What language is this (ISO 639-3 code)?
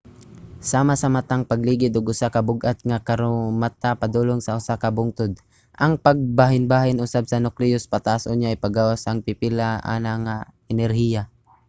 ceb